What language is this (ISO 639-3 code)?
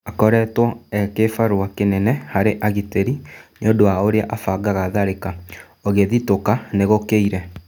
kik